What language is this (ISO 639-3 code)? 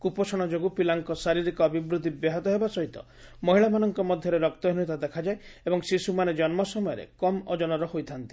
ori